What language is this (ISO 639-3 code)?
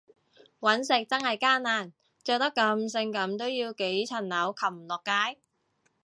yue